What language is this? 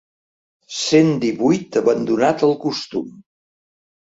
Catalan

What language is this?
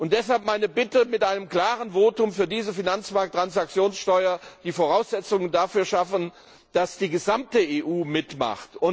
German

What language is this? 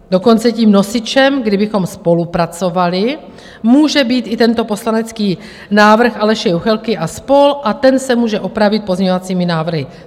Czech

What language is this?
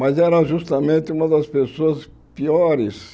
Portuguese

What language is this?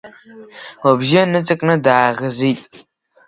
Abkhazian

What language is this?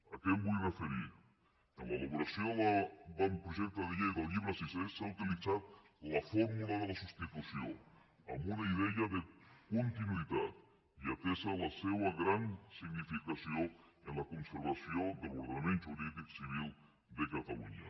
Catalan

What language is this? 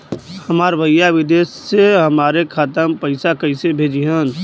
Bhojpuri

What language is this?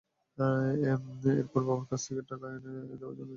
Bangla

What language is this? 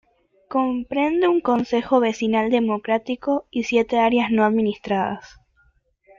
Spanish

